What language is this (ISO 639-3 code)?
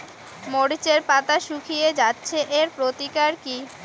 ben